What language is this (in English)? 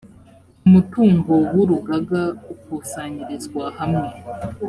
Kinyarwanda